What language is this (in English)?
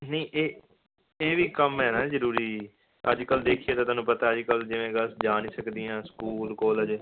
Punjabi